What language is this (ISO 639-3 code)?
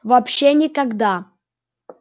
rus